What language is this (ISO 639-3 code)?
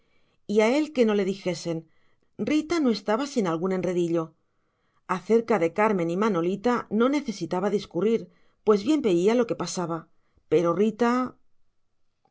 spa